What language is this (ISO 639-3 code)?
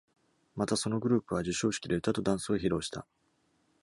jpn